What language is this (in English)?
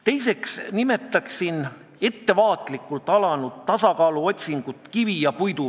Estonian